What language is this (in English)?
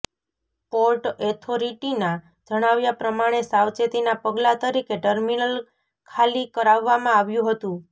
Gujarati